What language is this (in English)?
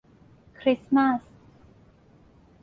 Thai